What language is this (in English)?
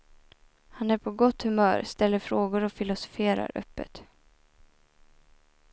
Swedish